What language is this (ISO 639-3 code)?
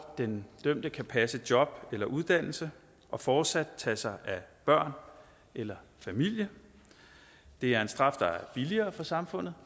dan